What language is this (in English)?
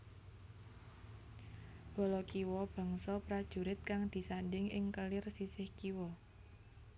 Javanese